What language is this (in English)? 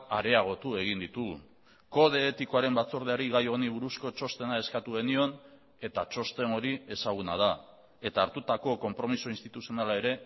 Basque